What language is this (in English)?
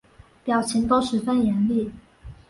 Chinese